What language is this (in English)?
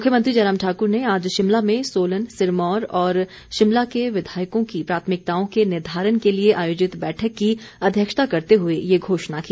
Hindi